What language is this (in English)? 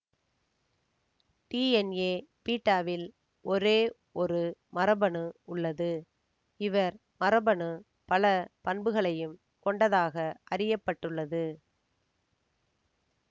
Tamil